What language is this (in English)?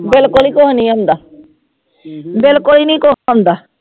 Punjabi